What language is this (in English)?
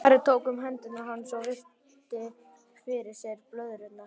Icelandic